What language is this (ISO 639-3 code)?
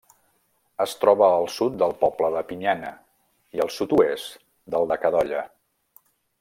cat